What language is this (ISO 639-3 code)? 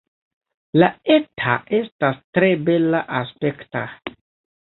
epo